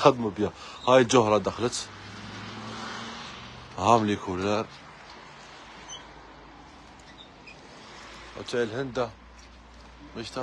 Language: Arabic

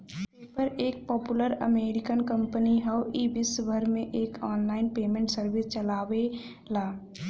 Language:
Bhojpuri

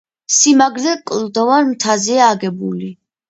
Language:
Georgian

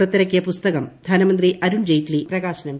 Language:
Malayalam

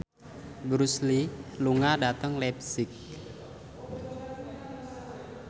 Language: Javanese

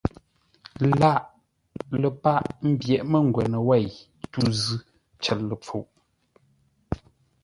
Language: Ngombale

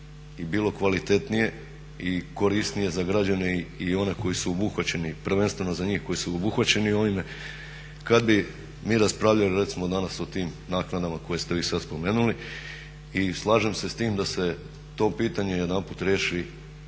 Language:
Croatian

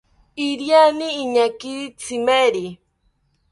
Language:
South Ucayali Ashéninka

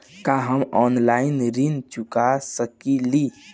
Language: Bhojpuri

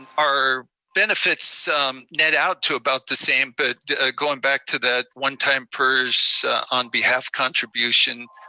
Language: English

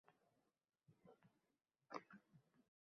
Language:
Uzbek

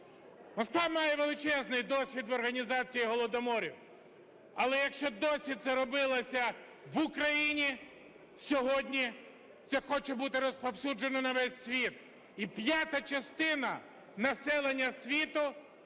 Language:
Ukrainian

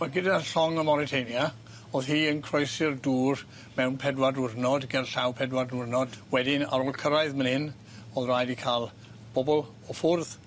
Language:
Welsh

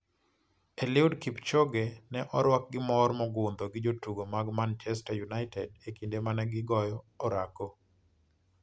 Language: Luo (Kenya and Tanzania)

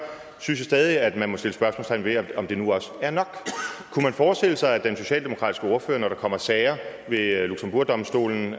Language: Danish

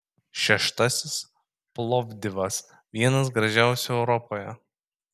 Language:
Lithuanian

